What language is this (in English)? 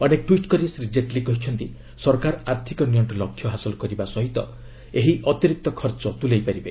Odia